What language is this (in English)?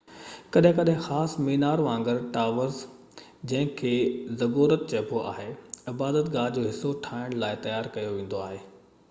Sindhi